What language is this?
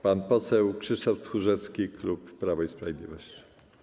Polish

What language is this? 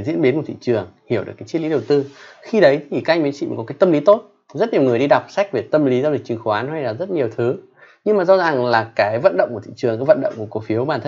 Vietnamese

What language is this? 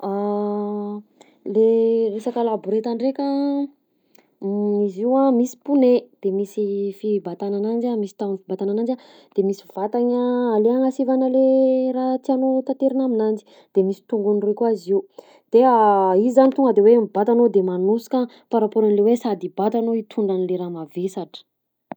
Southern Betsimisaraka Malagasy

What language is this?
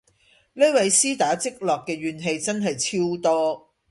Cantonese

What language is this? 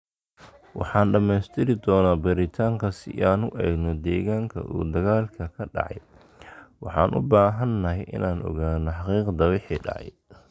Somali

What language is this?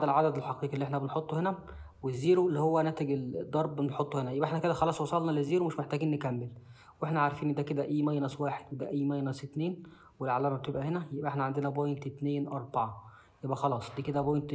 Arabic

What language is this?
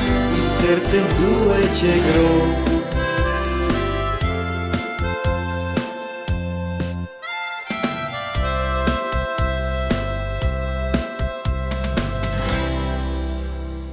Polish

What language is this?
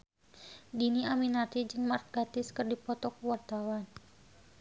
Sundanese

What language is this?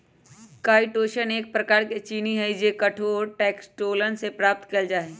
Magahi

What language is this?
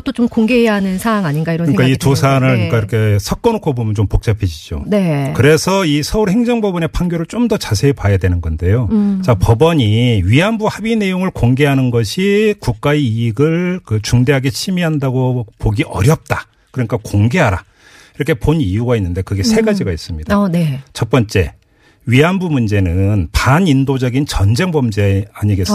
Korean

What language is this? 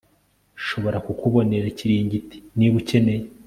Kinyarwanda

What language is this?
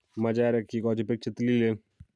Kalenjin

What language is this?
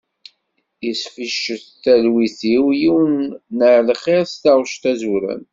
Kabyle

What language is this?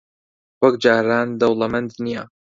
Central Kurdish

